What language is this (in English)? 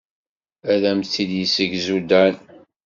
Kabyle